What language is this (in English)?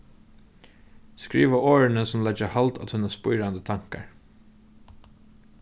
Faroese